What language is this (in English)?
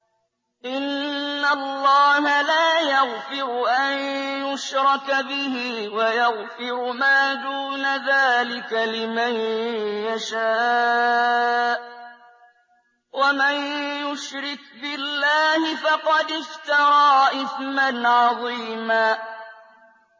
Arabic